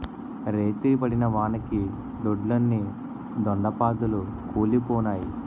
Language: Telugu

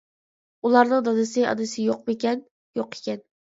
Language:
Uyghur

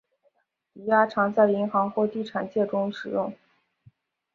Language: Chinese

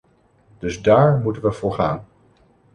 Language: Dutch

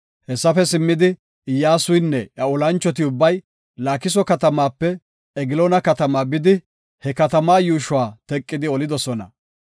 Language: Gofa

